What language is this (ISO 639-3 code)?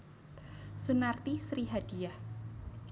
jav